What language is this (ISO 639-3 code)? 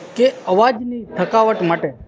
guj